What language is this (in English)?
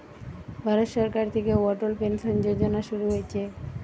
Bangla